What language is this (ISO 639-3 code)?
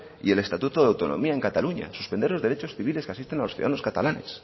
spa